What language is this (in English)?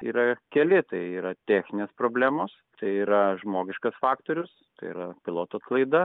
Lithuanian